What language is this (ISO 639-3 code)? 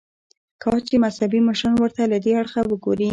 pus